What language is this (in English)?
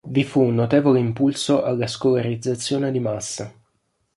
Italian